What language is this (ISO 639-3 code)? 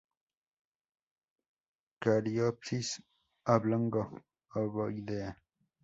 spa